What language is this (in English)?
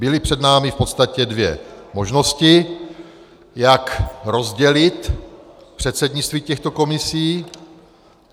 Czech